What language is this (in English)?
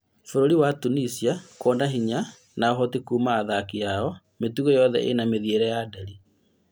Kikuyu